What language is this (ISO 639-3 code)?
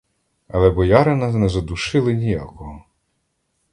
ukr